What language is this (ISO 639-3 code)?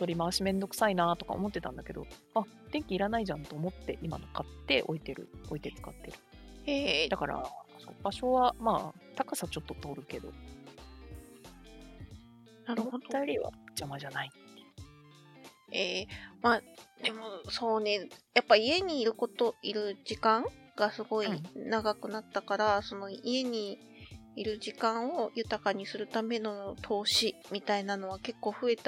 jpn